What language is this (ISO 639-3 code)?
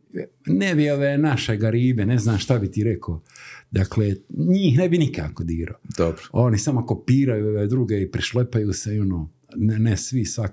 hrv